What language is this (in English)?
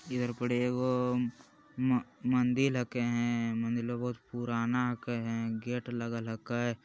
Magahi